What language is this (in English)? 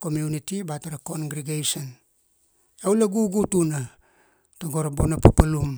Kuanua